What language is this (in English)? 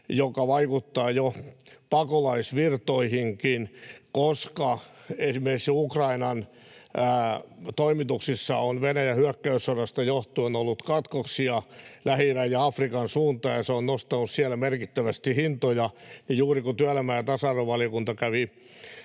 Finnish